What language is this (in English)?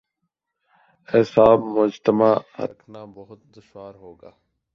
Urdu